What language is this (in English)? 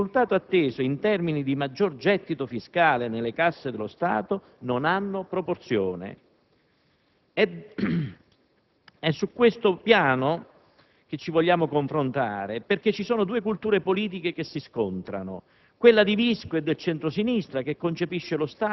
Italian